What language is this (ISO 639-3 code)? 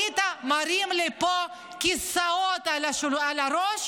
heb